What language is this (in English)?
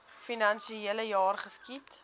Afrikaans